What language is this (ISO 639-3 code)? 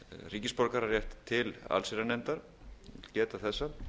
isl